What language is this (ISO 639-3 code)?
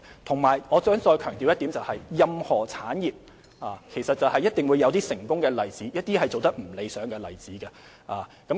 yue